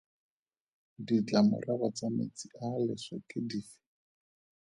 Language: Tswana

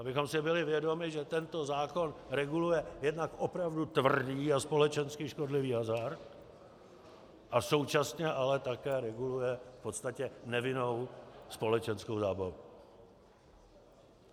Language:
Czech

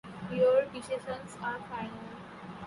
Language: English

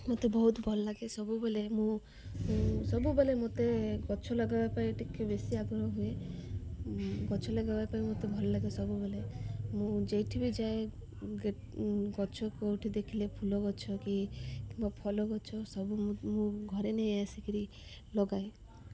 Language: Odia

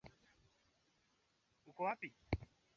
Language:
Swahili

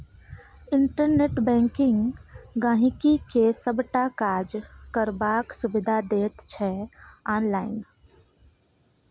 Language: Maithili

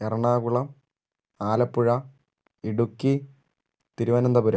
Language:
Malayalam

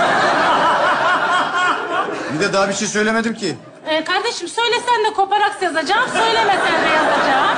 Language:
Turkish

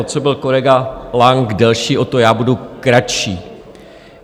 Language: Czech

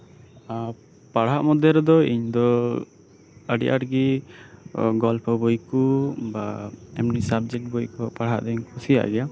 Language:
Santali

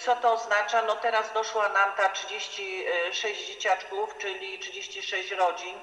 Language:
Polish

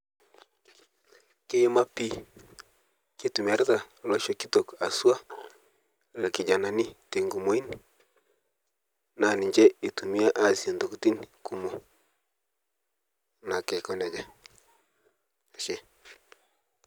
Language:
Masai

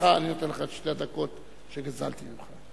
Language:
Hebrew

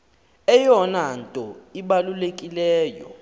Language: Xhosa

